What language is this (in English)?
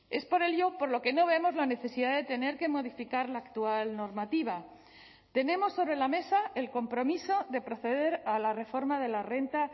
Spanish